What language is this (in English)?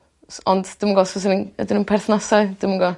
Welsh